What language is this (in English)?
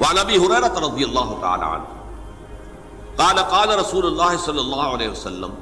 Urdu